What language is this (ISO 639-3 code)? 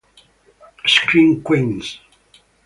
ita